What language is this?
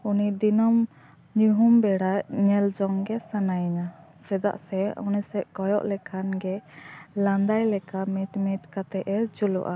Santali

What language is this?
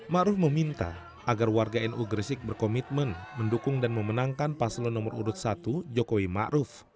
Indonesian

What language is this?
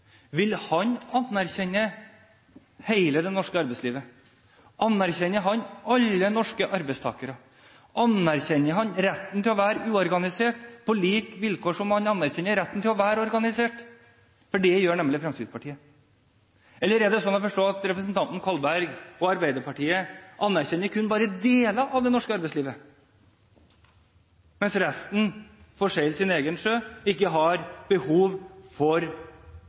Norwegian Bokmål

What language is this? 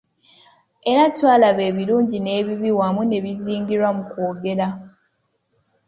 Ganda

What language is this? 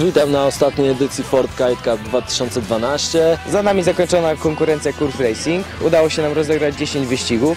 Polish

